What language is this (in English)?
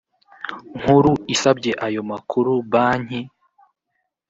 Kinyarwanda